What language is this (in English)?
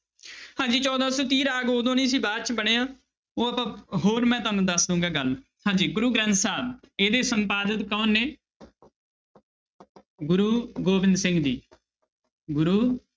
Punjabi